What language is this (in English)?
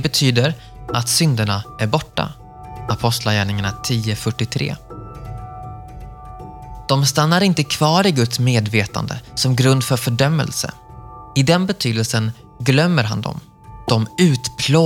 Swedish